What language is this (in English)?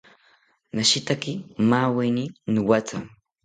South Ucayali Ashéninka